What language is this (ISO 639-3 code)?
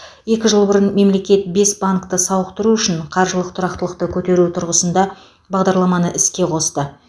kaz